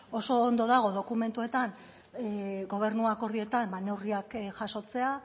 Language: Basque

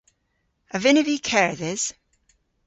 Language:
Cornish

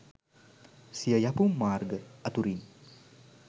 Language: Sinhala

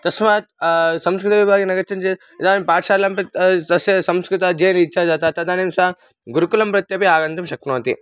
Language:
Sanskrit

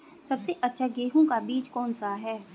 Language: Hindi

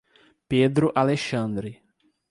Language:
Portuguese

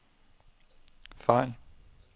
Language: Danish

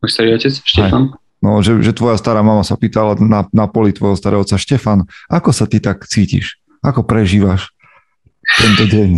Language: Slovak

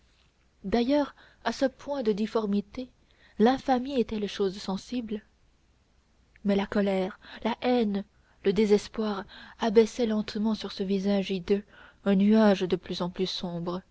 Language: French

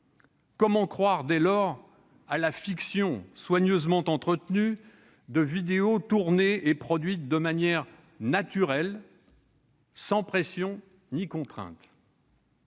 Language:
French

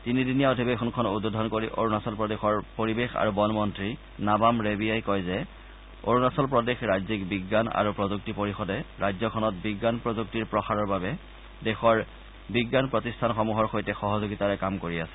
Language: Assamese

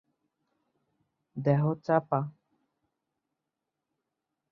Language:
Bangla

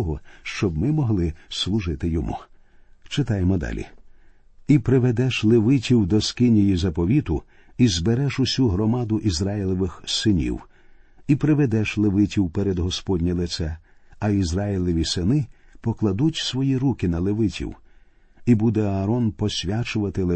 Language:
Ukrainian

